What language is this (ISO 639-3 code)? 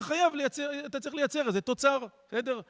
heb